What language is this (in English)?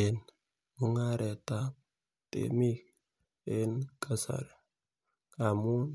Kalenjin